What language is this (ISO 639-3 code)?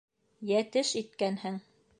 bak